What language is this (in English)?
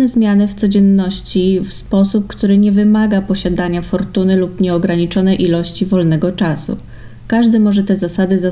Polish